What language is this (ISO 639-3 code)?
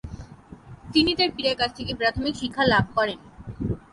ben